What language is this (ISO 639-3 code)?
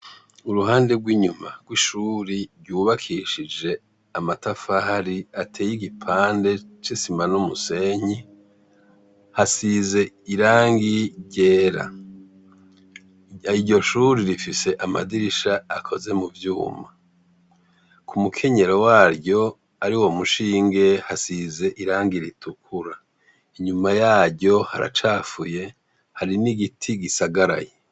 run